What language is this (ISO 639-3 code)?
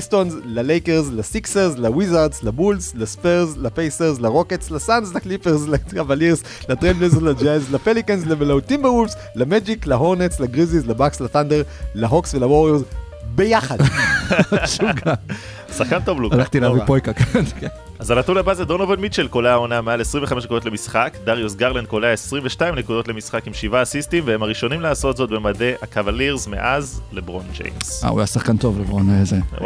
heb